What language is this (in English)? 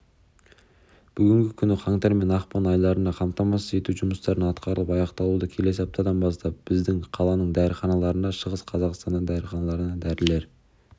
Kazakh